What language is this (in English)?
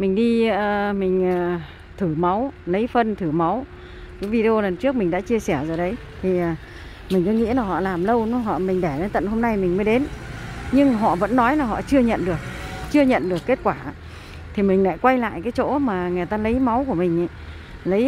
Vietnamese